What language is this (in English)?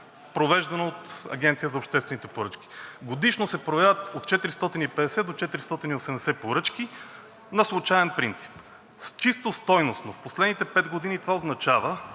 Bulgarian